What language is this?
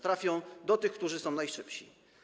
Polish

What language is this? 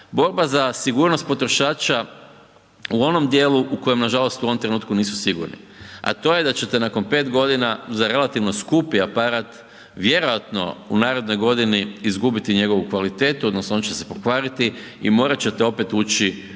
Croatian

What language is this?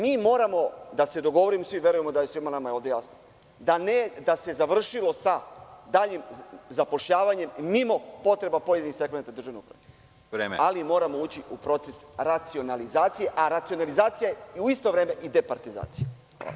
Serbian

